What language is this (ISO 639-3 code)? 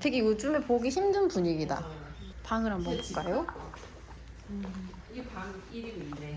kor